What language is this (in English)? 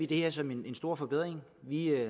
Danish